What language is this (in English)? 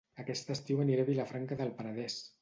Catalan